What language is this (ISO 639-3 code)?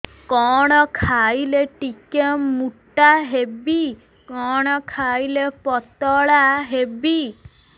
ori